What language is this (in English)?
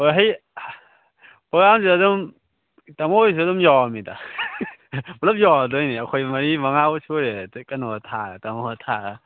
Manipuri